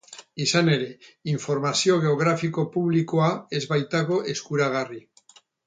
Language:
Basque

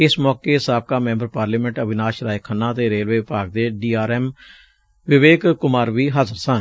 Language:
Punjabi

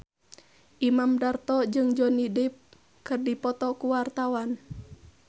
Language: Sundanese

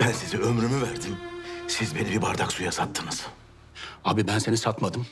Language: Turkish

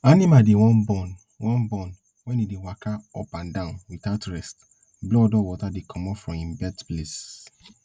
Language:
Nigerian Pidgin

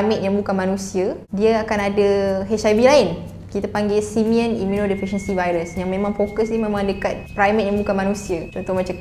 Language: Malay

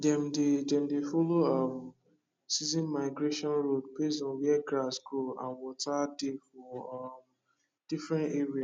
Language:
Nigerian Pidgin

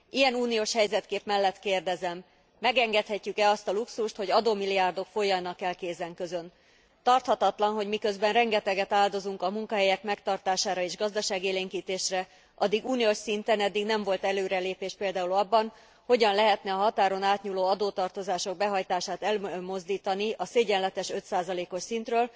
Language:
Hungarian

